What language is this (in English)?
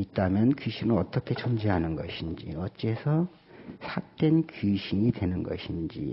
Korean